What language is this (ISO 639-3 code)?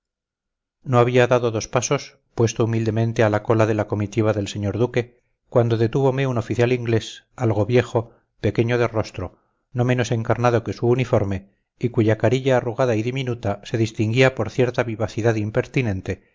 spa